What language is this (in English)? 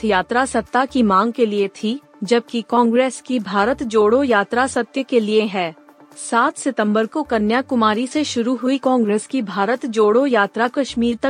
Hindi